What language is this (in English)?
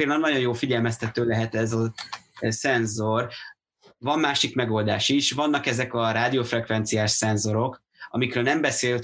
Hungarian